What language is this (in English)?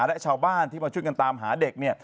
Thai